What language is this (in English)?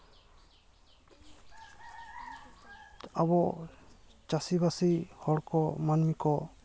Santali